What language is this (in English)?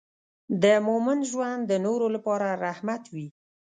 Pashto